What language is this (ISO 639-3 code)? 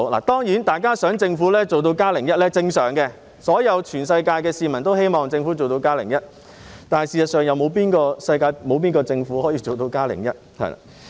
yue